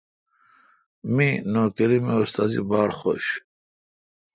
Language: Kalkoti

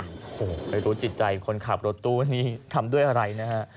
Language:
Thai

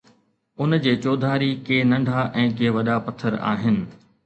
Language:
Sindhi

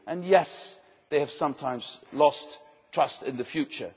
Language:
English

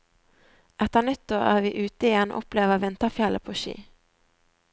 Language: Norwegian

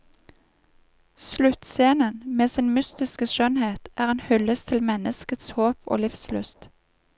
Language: Norwegian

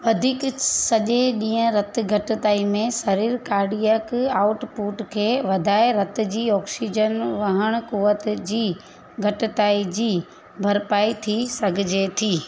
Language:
Sindhi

